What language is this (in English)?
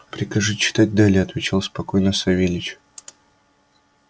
Russian